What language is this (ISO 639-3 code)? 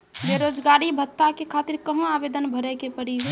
mai